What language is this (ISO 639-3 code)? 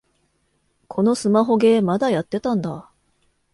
jpn